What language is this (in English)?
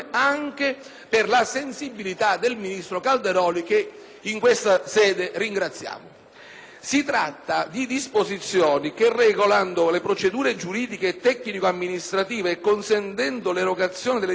Italian